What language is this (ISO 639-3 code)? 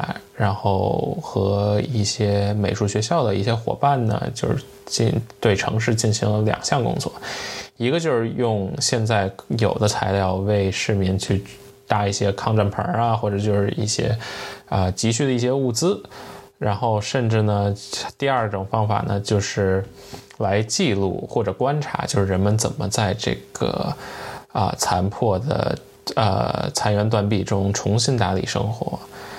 zho